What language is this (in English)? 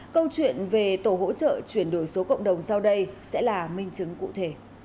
Vietnamese